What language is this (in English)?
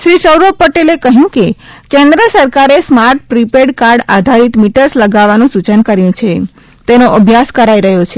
Gujarati